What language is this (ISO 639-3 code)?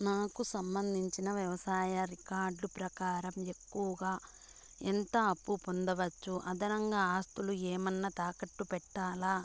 tel